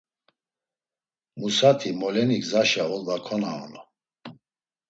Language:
Laz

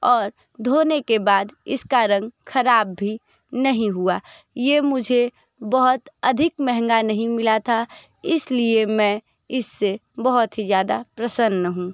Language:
Hindi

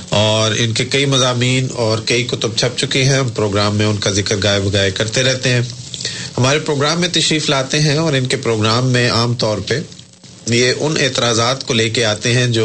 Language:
Urdu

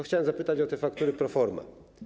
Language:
Polish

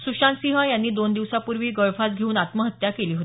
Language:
Marathi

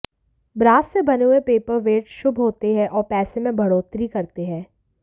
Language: Hindi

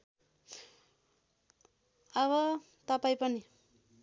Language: Nepali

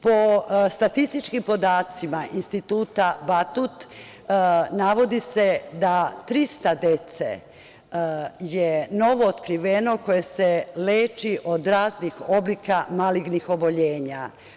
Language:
Serbian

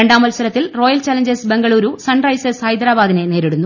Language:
Malayalam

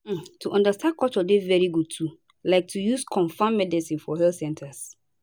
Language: Nigerian Pidgin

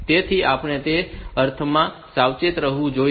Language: Gujarati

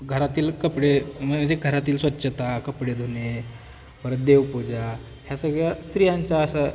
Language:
Marathi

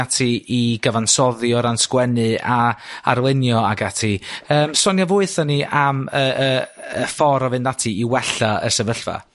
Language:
Welsh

